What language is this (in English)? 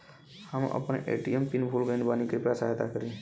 Bhojpuri